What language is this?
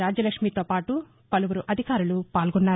Telugu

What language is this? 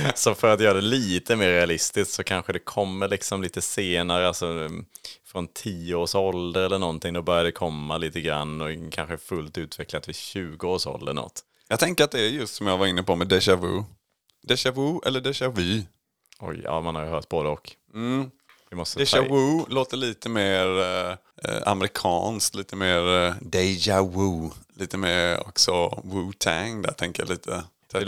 Swedish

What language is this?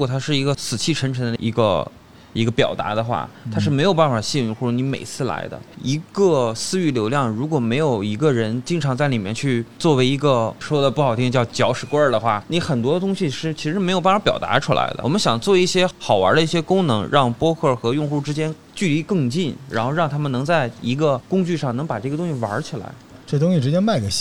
Chinese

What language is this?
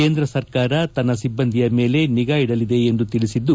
Kannada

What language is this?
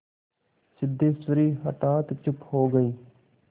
Hindi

